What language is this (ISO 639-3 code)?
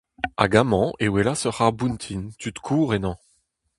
bre